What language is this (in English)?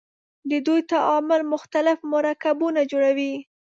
Pashto